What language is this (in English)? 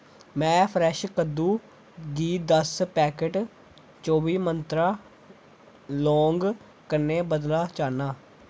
Dogri